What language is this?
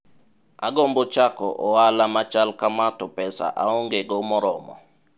Luo (Kenya and Tanzania)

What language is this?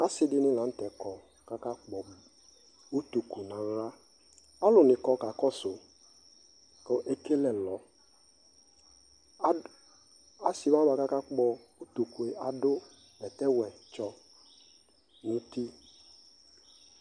Ikposo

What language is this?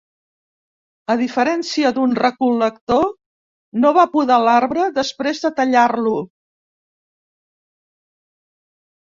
Catalan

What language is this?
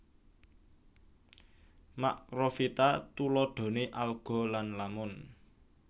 Javanese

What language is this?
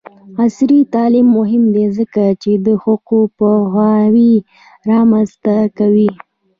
Pashto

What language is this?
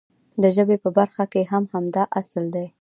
Pashto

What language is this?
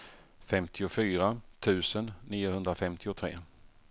Swedish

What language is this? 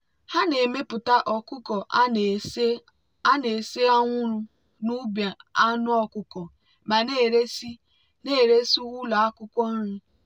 Igbo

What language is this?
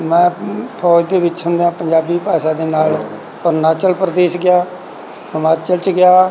Punjabi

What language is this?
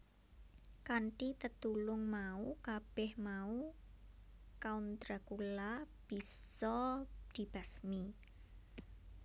Javanese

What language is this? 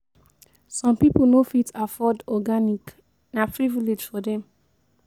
Nigerian Pidgin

